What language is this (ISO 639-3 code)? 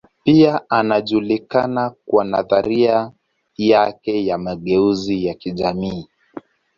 swa